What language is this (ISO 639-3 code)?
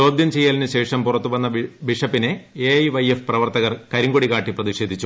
mal